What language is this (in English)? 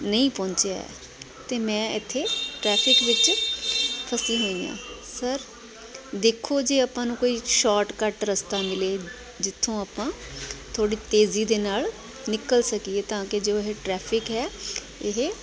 Punjabi